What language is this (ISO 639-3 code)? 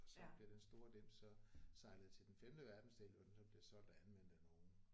dan